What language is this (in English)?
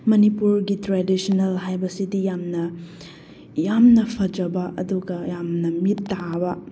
Manipuri